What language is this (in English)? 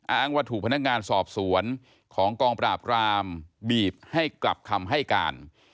Thai